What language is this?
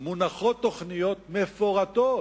Hebrew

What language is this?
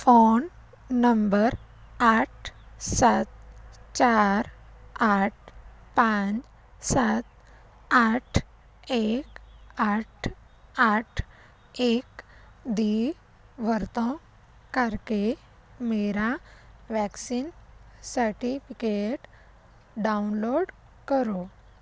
Punjabi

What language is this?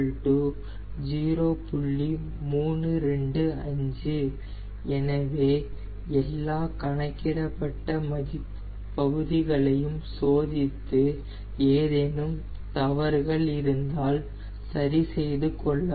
Tamil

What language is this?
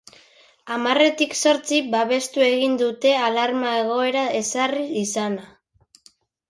Basque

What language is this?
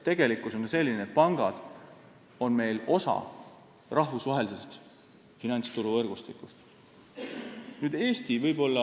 Estonian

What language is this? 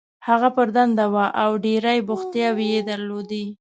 Pashto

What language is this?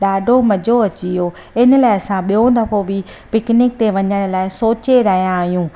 Sindhi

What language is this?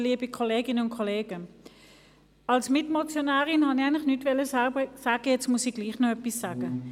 Swiss German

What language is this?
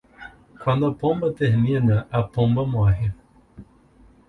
Portuguese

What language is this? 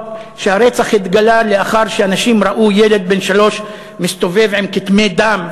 Hebrew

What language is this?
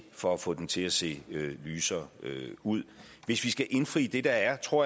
Danish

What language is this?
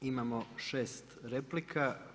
Croatian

